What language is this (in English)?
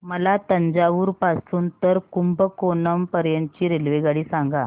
Marathi